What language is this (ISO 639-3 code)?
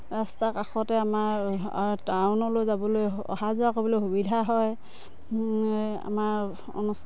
asm